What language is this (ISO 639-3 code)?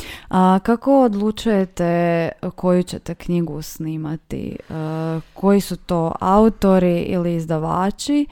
hrv